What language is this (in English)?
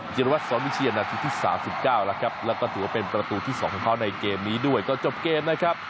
Thai